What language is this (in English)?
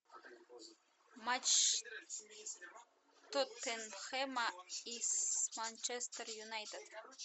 Russian